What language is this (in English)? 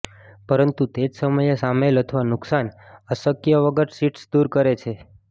Gujarati